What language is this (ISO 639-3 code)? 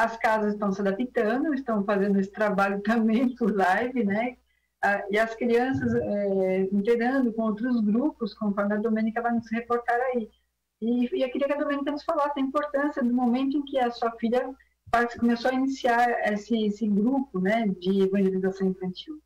por